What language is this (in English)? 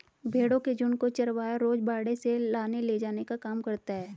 Hindi